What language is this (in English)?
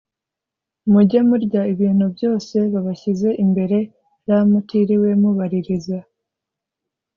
Kinyarwanda